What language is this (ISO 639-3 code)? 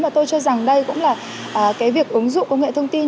vie